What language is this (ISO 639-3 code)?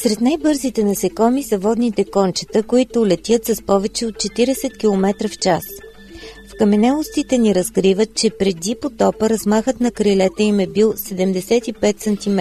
bul